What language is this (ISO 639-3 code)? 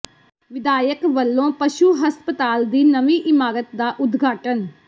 pan